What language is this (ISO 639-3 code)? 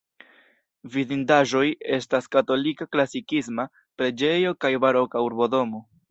epo